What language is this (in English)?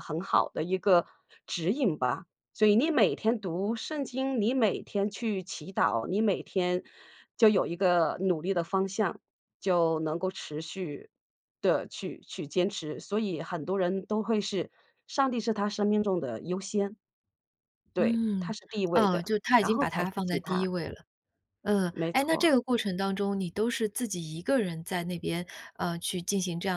Chinese